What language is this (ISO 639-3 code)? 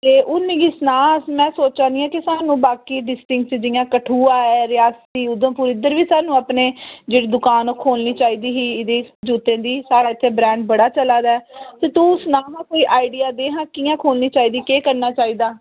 doi